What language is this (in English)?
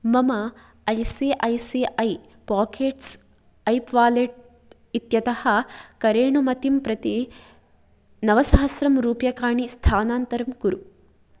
Sanskrit